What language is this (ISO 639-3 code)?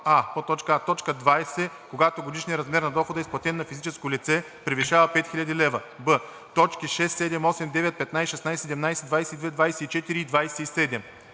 bul